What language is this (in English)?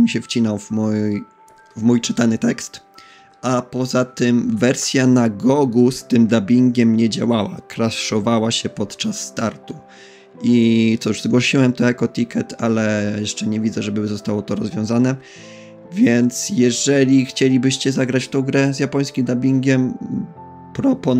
Polish